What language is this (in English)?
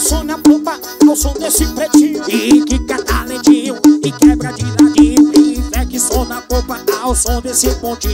Portuguese